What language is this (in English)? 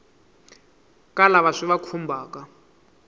Tsonga